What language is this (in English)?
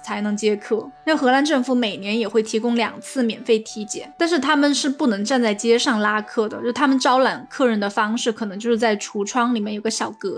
Chinese